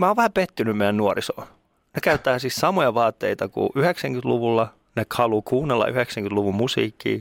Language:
Finnish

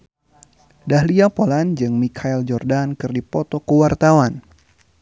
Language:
Sundanese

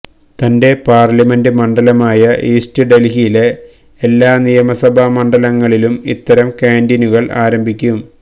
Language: Malayalam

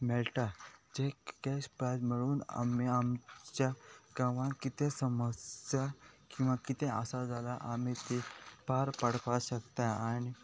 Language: Konkani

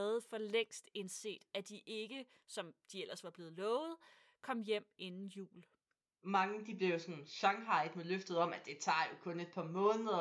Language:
Danish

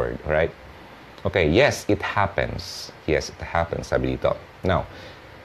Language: Filipino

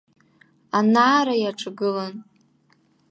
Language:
Abkhazian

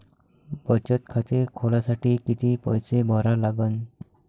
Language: Marathi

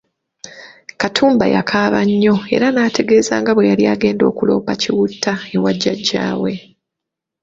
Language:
Ganda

